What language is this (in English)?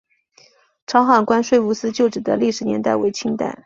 Chinese